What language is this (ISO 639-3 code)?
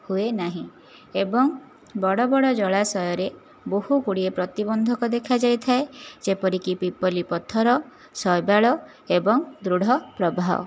ori